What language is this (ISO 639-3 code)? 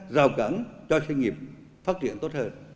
vie